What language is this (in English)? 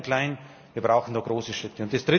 German